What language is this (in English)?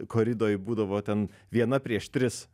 Lithuanian